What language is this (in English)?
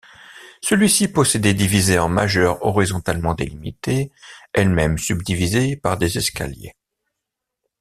French